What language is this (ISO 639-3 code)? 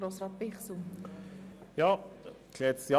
gsw